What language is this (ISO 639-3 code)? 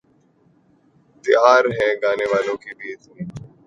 urd